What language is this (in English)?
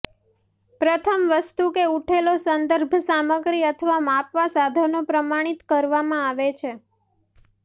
Gujarati